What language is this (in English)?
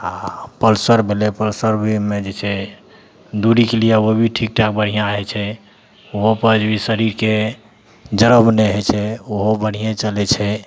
Maithili